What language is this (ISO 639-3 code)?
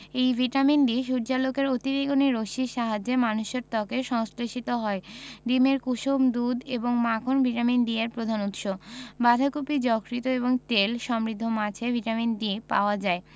ben